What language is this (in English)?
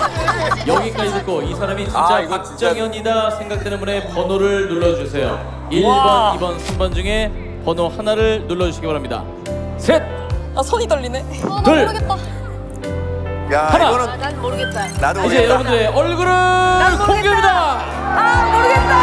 Korean